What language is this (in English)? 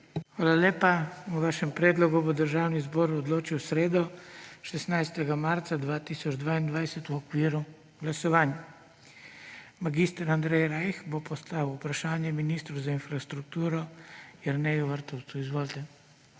Slovenian